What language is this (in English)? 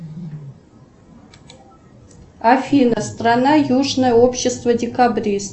Russian